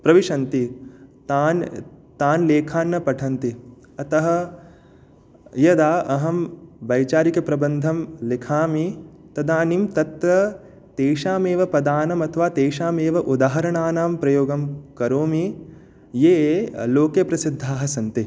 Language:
Sanskrit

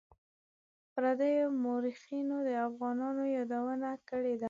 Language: Pashto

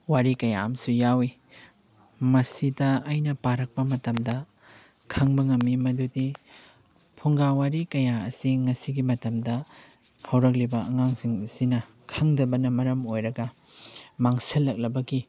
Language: Manipuri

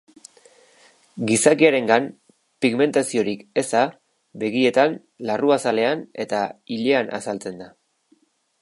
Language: Basque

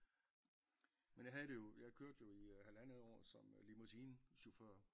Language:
Danish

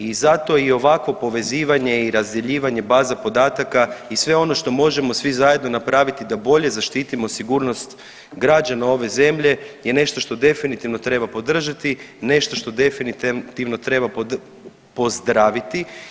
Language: Croatian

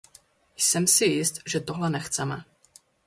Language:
Czech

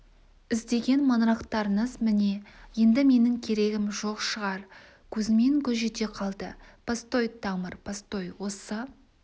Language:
Kazakh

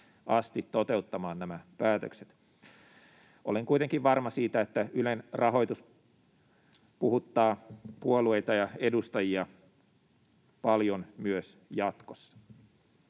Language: Finnish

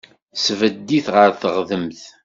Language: Kabyle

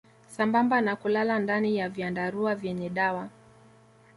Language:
Swahili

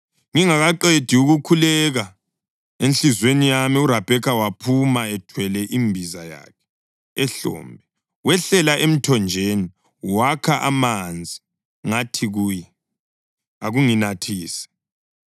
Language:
North Ndebele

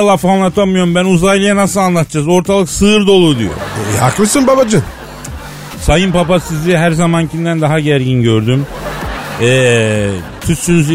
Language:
Turkish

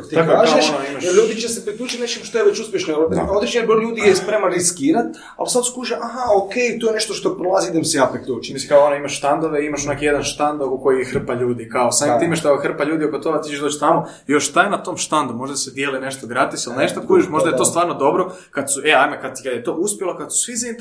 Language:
Croatian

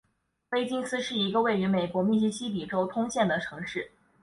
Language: Chinese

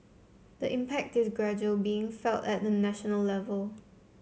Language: English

